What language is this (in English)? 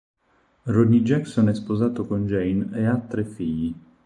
Italian